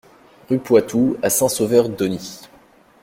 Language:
French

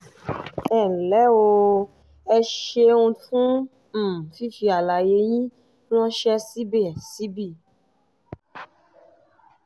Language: Yoruba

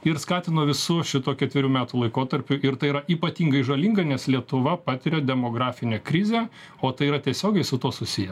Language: Lithuanian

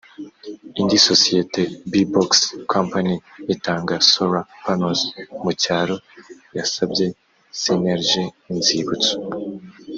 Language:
Kinyarwanda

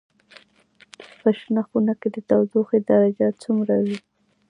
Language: Pashto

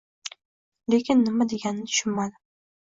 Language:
Uzbek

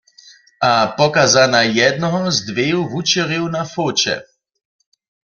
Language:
Upper Sorbian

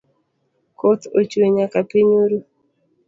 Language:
Luo (Kenya and Tanzania)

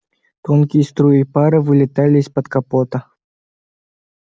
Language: Russian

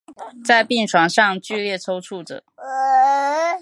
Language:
Chinese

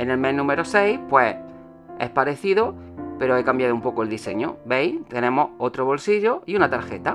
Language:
Spanish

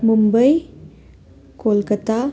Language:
Nepali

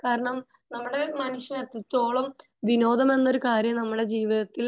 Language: Malayalam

